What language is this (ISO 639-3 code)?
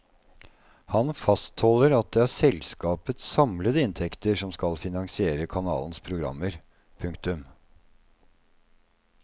nor